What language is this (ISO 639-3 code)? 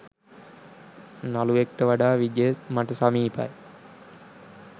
sin